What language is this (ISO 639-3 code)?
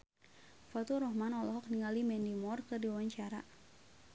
sun